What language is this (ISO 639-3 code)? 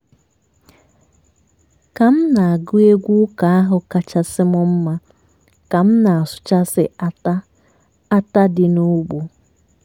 ibo